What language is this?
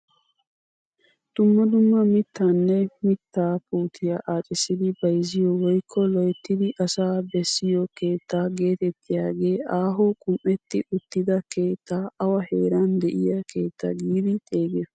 Wolaytta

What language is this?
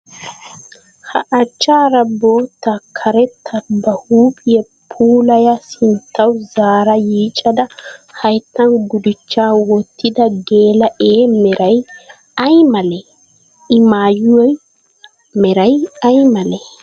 Wolaytta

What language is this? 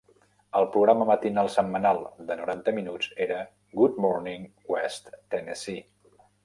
Catalan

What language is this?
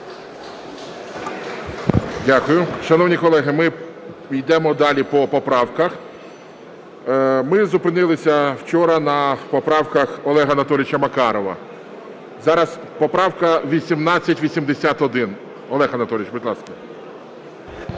Ukrainian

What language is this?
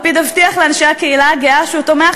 Hebrew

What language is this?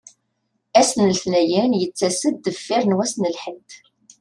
Kabyle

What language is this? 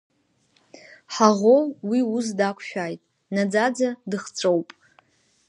Abkhazian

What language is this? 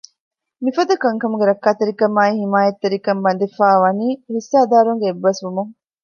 Divehi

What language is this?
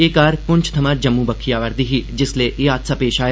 Dogri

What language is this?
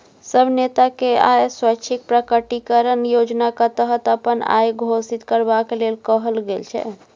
Maithili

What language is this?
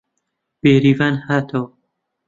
Central Kurdish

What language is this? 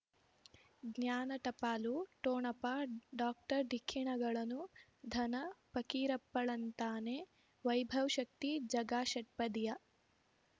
Kannada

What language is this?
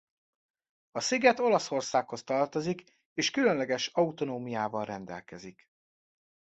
Hungarian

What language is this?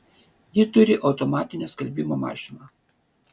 Lithuanian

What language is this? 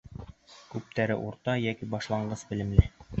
Bashkir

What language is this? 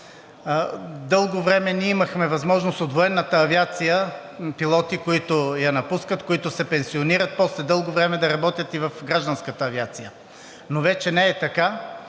Bulgarian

